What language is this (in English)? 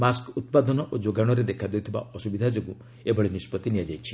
Odia